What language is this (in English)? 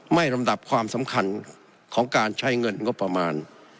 Thai